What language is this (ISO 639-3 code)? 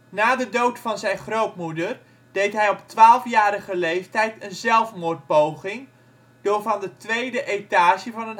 nld